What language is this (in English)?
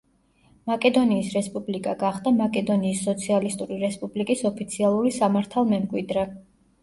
Georgian